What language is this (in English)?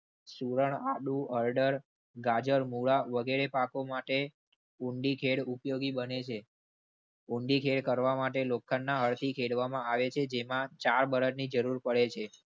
Gujarati